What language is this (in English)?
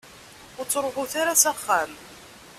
Kabyle